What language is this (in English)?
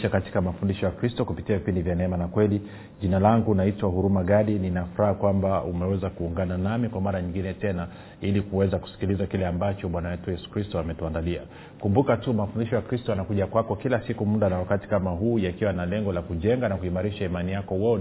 Swahili